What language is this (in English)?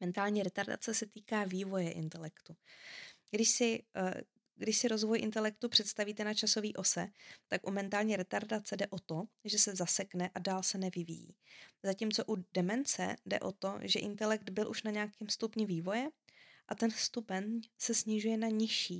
Czech